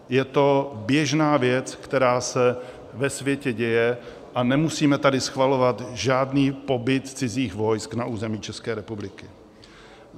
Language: Czech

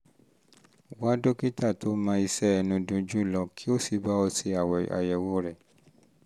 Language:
Yoruba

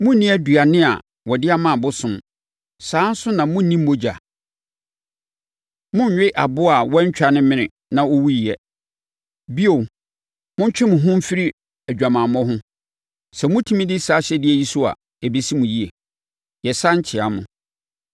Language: Akan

